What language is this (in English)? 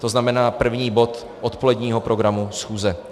Czech